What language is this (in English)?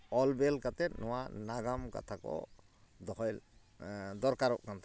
Santali